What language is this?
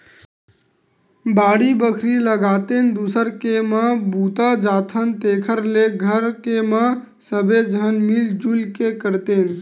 Chhattisgarhi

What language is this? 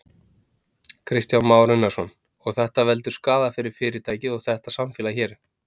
Icelandic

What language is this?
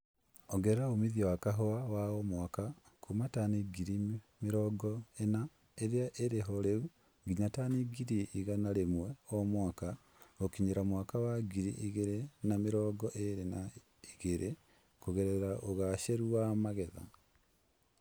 Kikuyu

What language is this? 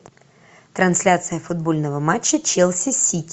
Russian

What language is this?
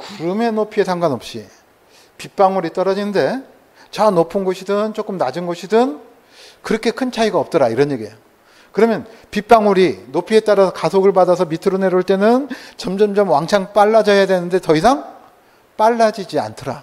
Korean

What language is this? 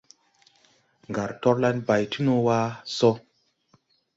Tupuri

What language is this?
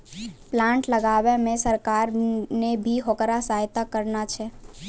Maithili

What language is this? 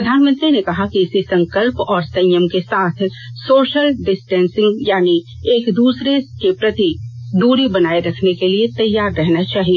Hindi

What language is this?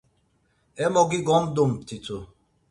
Laz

